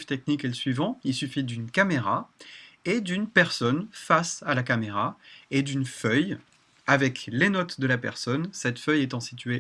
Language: French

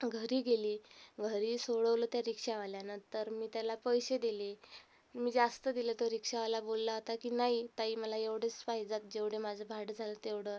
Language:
Marathi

